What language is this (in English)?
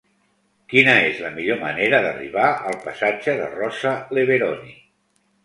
Catalan